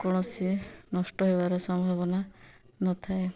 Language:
Odia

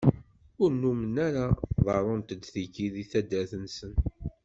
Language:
Kabyle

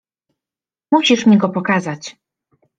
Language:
Polish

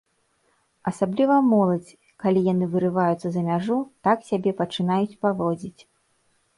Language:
Belarusian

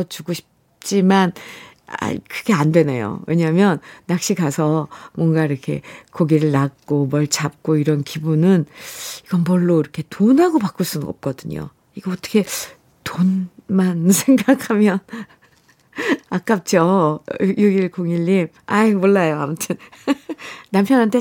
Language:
Korean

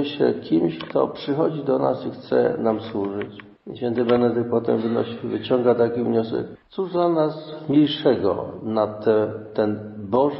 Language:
Polish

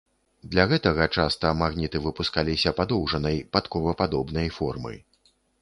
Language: Belarusian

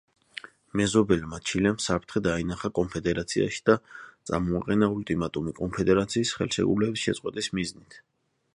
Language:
Georgian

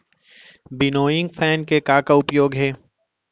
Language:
Chhattisgarhi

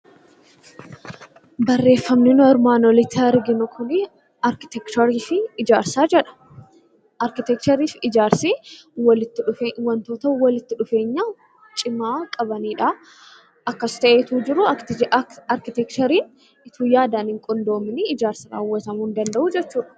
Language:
Oromo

